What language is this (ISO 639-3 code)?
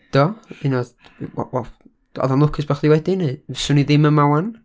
cym